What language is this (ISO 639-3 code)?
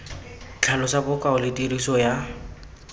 tsn